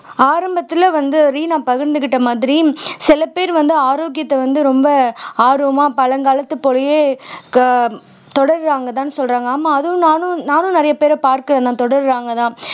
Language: Tamil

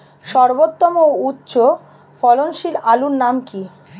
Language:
Bangla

